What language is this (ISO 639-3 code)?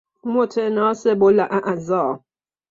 fas